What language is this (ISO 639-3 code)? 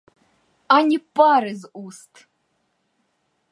ukr